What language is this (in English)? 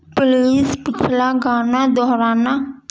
Urdu